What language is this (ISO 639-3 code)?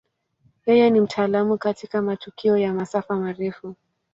swa